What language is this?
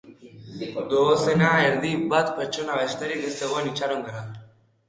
Basque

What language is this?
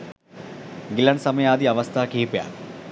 Sinhala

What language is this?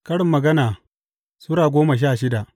Hausa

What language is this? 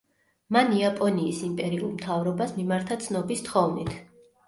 Georgian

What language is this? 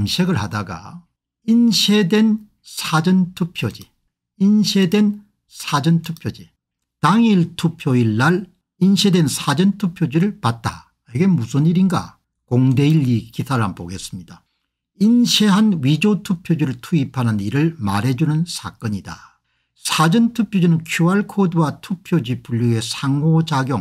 Korean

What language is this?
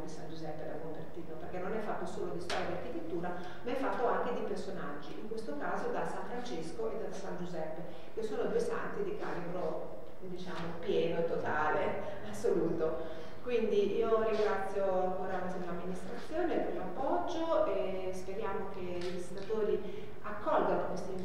Italian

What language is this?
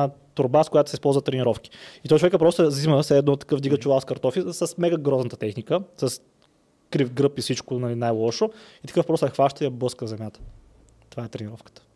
Bulgarian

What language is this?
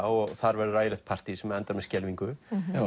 Icelandic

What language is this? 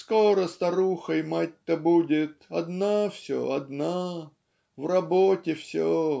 Russian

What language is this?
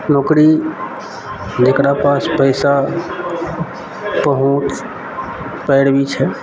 Maithili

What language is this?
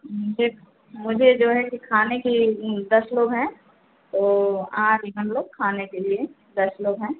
Hindi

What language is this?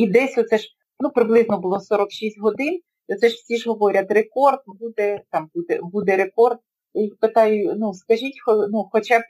Ukrainian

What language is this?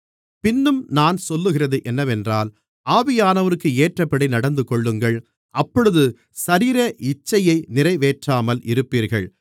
Tamil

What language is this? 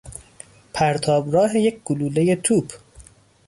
Persian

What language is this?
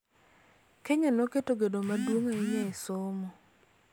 Luo (Kenya and Tanzania)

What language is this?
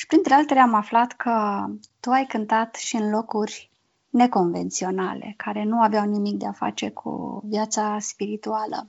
Romanian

